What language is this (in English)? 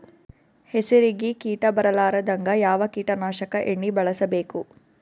Kannada